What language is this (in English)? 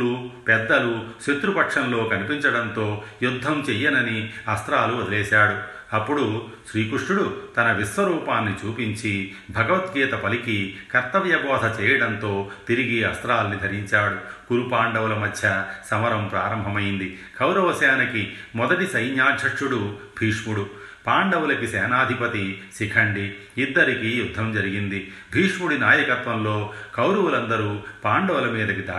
Telugu